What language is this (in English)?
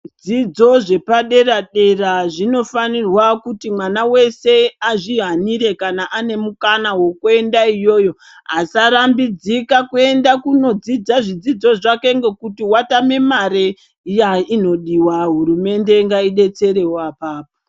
Ndau